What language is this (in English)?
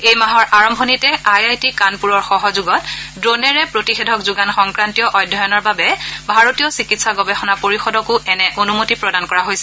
Assamese